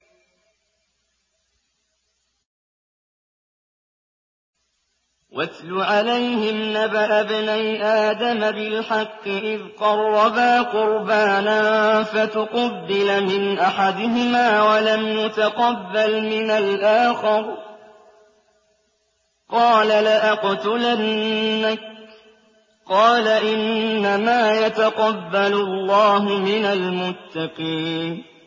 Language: Arabic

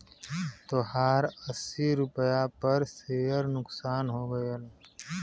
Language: Bhojpuri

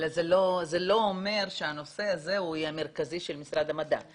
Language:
Hebrew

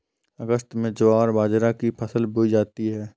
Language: Hindi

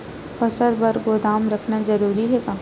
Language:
Chhattisgarhi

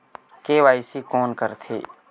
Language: Chhattisgarhi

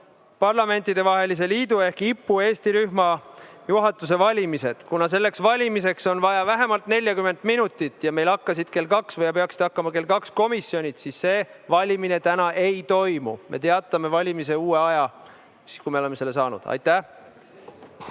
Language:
Estonian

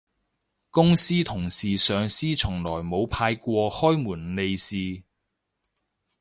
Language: Cantonese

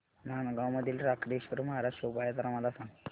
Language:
Marathi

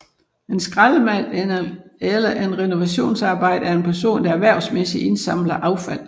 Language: Danish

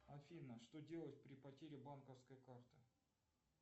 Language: Russian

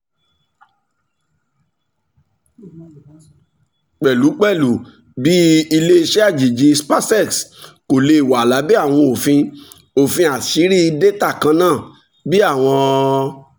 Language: Yoruba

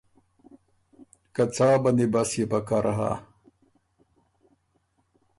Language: Ormuri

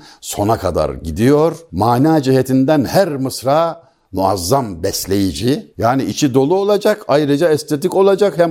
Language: Turkish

